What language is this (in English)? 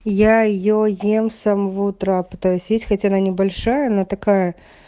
Russian